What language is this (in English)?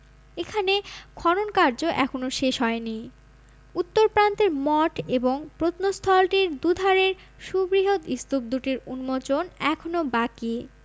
Bangla